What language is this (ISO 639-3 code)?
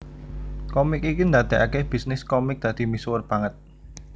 jav